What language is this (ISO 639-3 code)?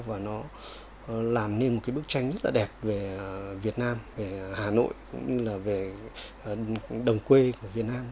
vie